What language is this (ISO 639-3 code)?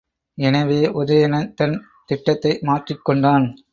tam